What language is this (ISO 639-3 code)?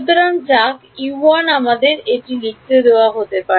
ben